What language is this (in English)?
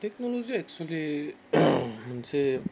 Bodo